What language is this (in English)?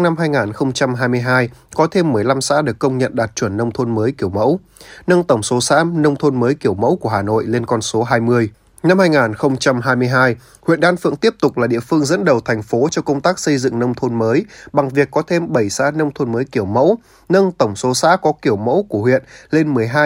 Vietnamese